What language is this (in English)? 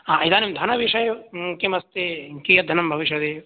Sanskrit